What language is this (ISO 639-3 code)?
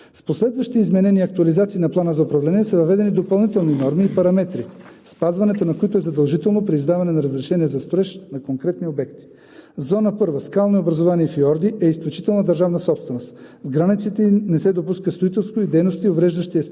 bul